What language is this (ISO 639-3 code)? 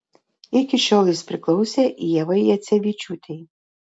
lit